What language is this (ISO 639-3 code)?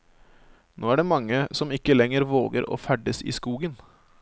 nor